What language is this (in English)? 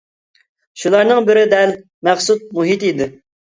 Uyghur